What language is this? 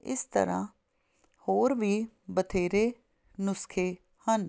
Punjabi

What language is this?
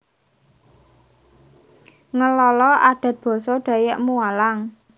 Javanese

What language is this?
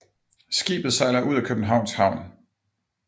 Danish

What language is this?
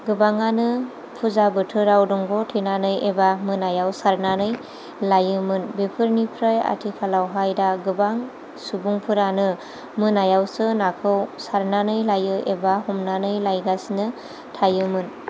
Bodo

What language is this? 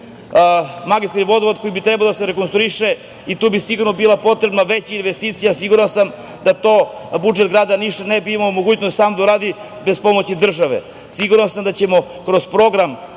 Serbian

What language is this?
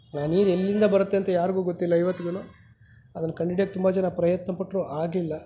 Kannada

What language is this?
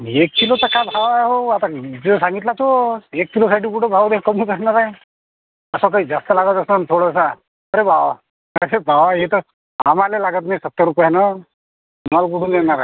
Marathi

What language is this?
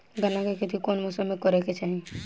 Bhojpuri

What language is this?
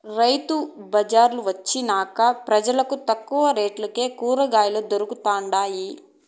Telugu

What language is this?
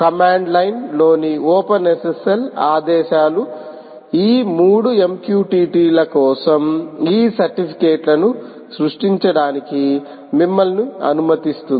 Telugu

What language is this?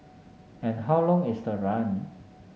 English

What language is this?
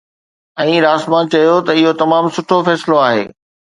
Sindhi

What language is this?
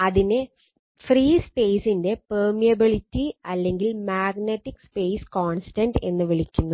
Malayalam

